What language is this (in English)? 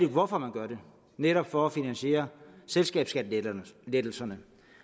Danish